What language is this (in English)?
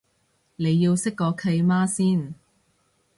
Cantonese